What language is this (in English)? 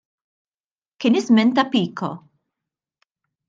Maltese